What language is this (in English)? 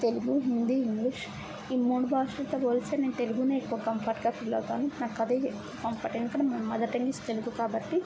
Telugu